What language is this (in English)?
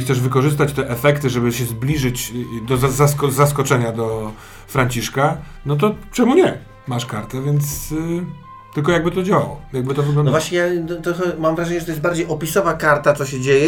Polish